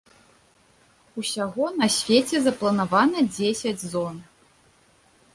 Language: Belarusian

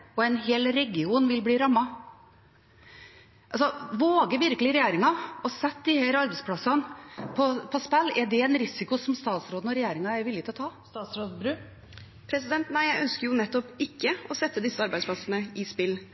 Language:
Norwegian Bokmål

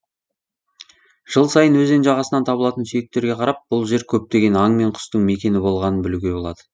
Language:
Kazakh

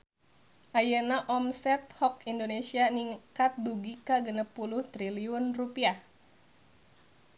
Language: Sundanese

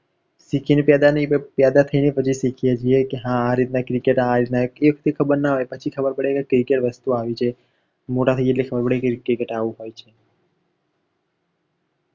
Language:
Gujarati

